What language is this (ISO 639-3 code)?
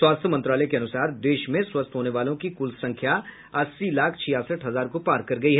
hin